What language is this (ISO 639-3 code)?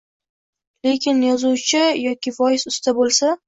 uzb